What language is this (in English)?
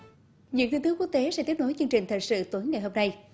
Vietnamese